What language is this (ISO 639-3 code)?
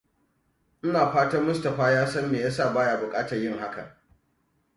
hau